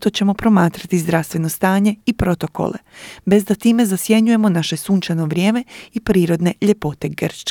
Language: Croatian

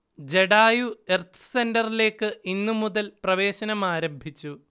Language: Malayalam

